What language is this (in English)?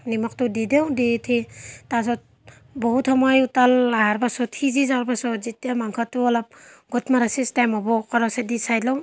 Assamese